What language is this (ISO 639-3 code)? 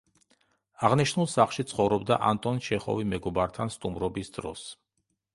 kat